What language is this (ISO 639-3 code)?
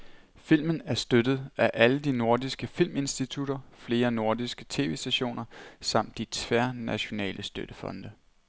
dan